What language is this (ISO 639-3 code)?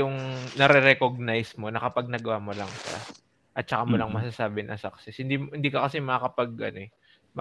fil